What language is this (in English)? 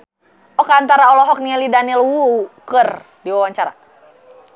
Sundanese